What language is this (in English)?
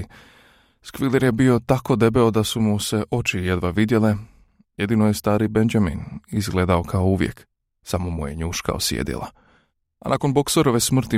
Croatian